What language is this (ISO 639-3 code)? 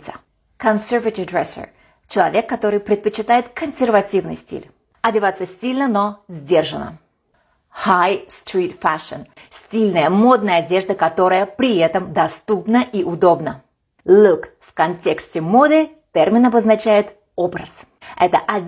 rus